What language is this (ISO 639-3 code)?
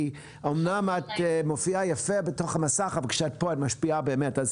heb